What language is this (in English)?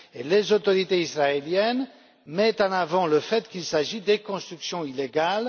French